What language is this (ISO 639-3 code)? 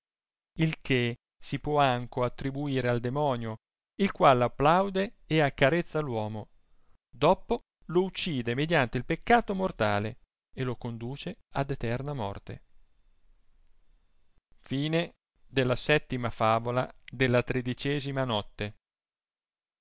ita